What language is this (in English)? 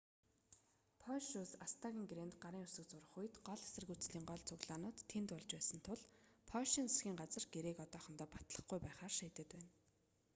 Mongolian